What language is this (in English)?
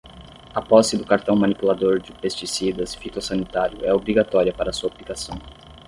Portuguese